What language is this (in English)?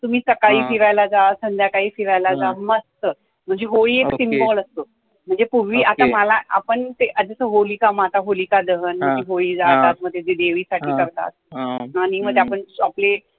Marathi